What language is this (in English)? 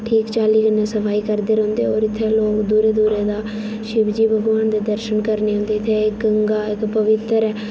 Dogri